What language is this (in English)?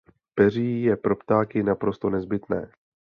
Czech